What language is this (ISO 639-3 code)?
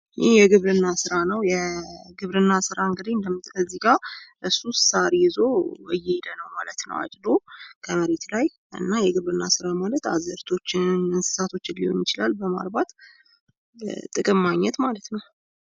amh